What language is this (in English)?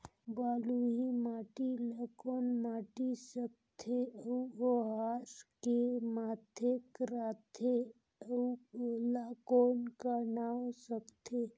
Chhattisgarhi